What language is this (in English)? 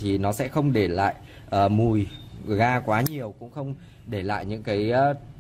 Vietnamese